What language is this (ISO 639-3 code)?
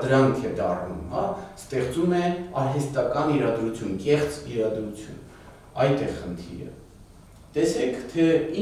ron